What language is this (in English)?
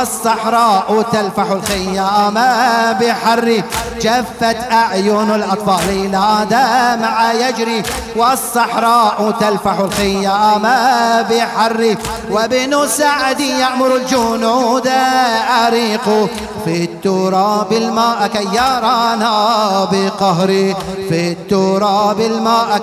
Arabic